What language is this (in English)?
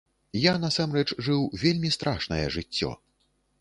Belarusian